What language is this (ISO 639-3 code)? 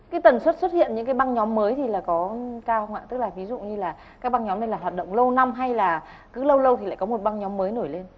vie